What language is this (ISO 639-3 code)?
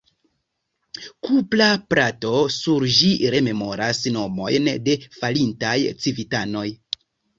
epo